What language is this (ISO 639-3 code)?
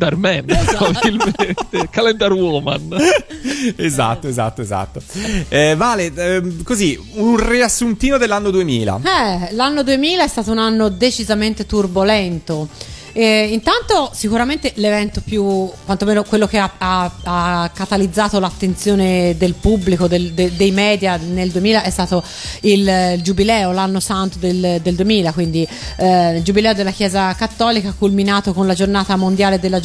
ita